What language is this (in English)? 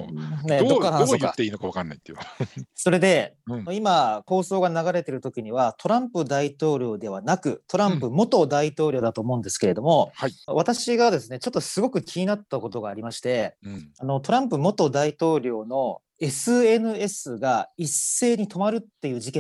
Japanese